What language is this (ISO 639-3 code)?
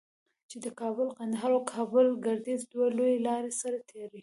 pus